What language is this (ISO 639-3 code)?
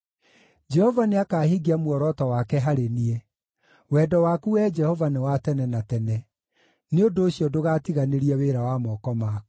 kik